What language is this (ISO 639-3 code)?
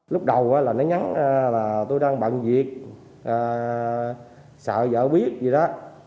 vie